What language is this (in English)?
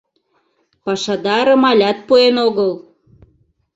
Mari